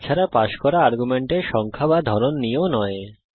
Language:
Bangla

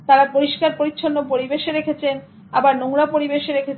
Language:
Bangla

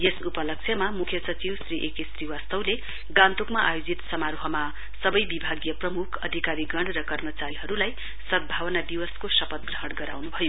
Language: Nepali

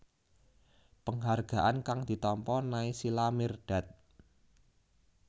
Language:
Javanese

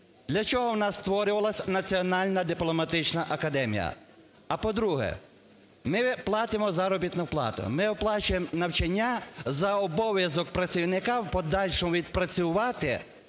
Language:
Ukrainian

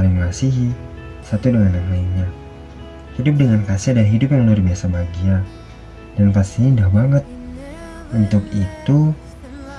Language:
Indonesian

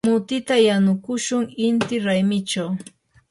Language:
Yanahuanca Pasco Quechua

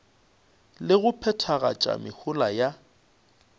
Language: Northern Sotho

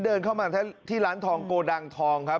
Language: Thai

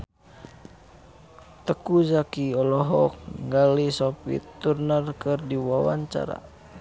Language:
Sundanese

